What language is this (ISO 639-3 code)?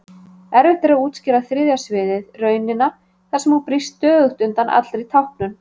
isl